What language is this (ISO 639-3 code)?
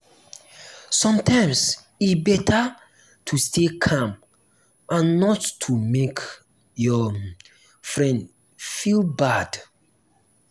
pcm